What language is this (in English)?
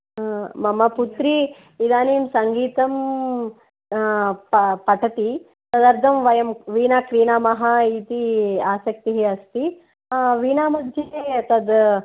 Sanskrit